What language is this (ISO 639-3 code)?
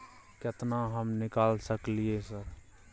mai